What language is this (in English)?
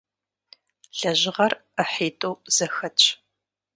Kabardian